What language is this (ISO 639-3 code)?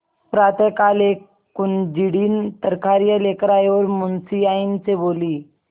hin